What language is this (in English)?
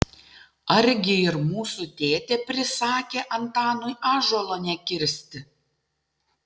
Lithuanian